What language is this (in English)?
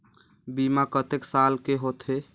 Chhattisgarhi